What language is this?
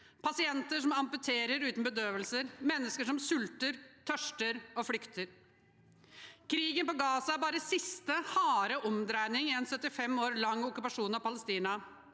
Norwegian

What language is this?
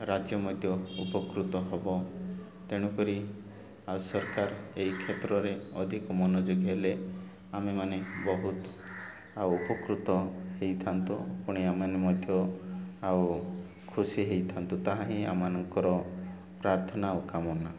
Odia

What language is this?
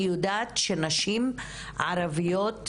Hebrew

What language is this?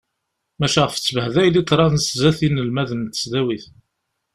Kabyle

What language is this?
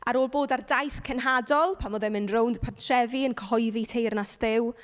Welsh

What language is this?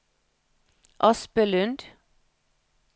Norwegian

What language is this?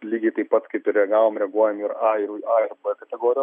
Lithuanian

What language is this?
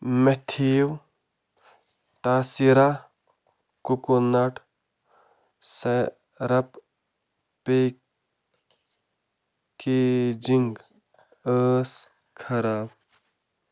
Kashmiri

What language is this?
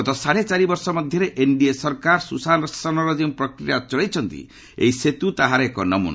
Odia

